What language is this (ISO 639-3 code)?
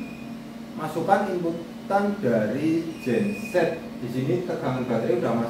ind